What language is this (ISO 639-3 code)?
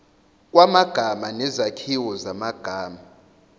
zul